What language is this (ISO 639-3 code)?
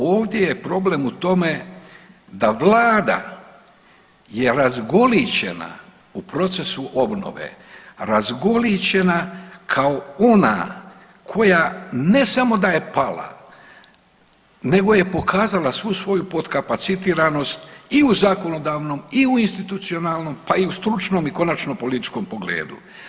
hrv